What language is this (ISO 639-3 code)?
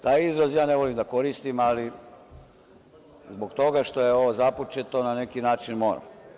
srp